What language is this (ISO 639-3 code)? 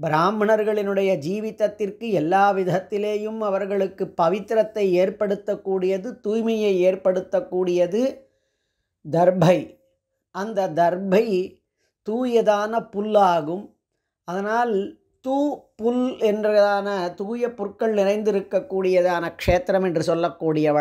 hin